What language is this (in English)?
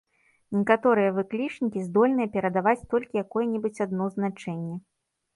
Belarusian